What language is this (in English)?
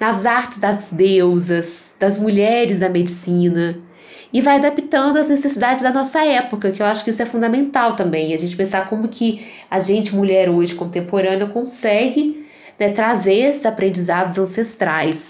Portuguese